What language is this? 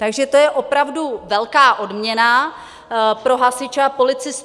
Czech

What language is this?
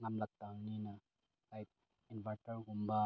Manipuri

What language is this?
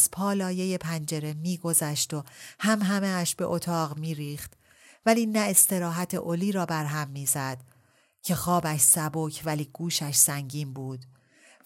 Persian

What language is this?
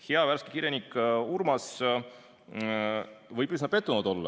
Estonian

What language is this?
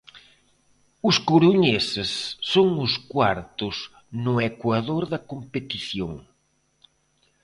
Galician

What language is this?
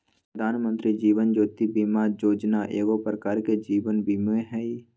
Magahi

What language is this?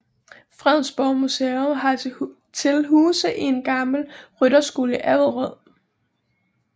Danish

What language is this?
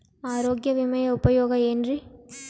Kannada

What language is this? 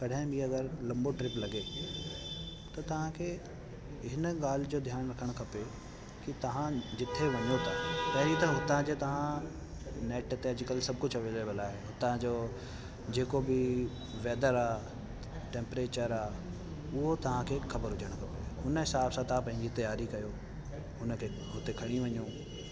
Sindhi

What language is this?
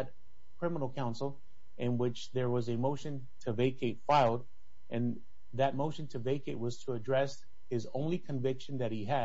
English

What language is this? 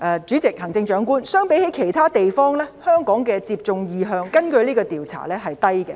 Cantonese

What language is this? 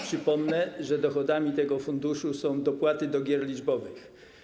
Polish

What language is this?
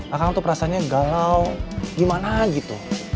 Indonesian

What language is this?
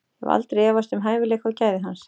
Icelandic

